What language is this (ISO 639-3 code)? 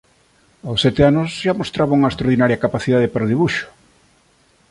glg